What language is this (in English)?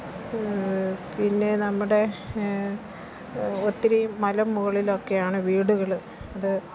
Malayalam